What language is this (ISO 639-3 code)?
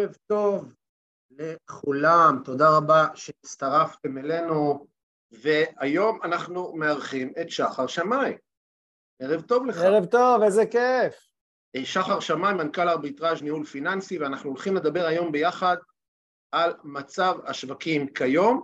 heb